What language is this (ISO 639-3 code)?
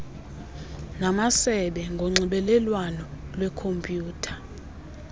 xho